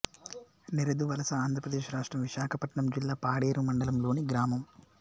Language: Telugu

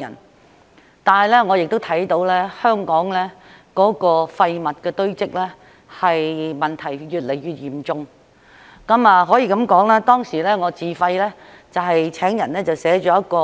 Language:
Cantonese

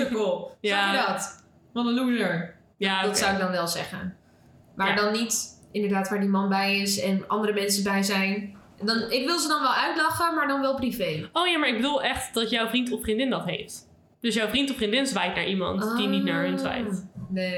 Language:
Dutch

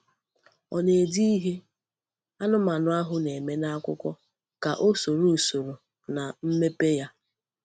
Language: Igbo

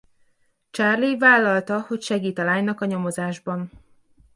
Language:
Hungarian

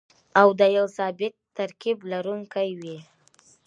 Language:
Pashto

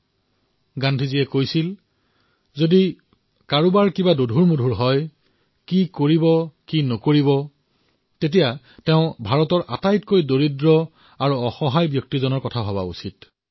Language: Assamese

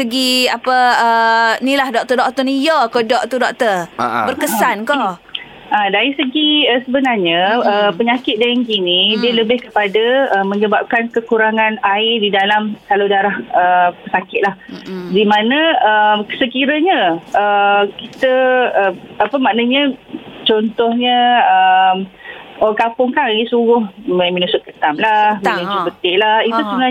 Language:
Malay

